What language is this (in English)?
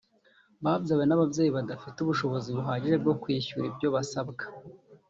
Kinyarwanda